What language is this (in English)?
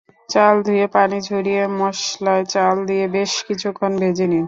Bangla